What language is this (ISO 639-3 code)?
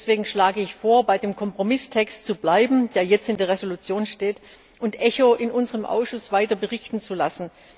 deu